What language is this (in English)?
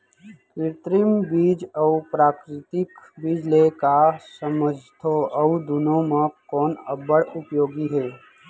Chhattisgarhi